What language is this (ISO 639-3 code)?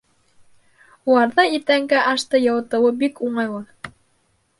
bak